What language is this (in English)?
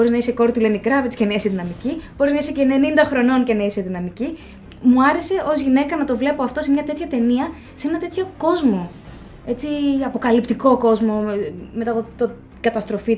Greek